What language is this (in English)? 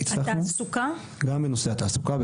Hebrew